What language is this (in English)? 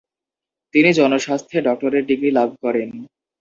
Bangla